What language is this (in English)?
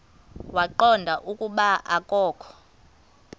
Xhosa